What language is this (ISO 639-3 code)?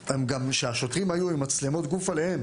heb